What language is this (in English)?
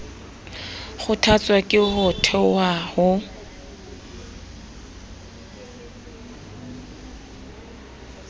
Southern Sotho